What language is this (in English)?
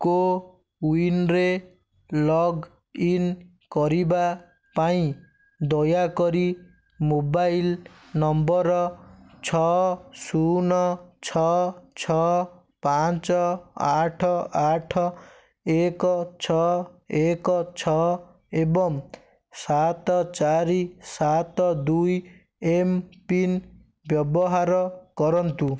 Odia